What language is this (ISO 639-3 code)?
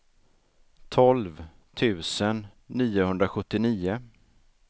swe